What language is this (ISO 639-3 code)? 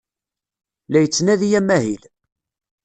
kab